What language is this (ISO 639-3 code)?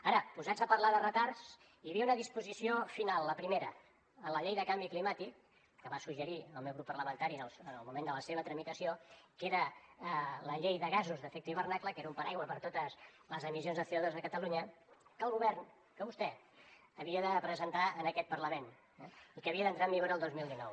cat